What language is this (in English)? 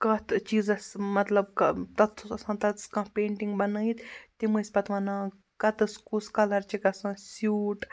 Kashmiri